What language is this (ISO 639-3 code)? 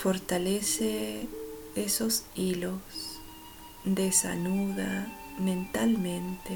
spa